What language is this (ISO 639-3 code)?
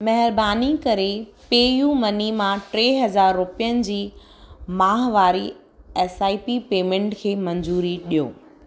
snd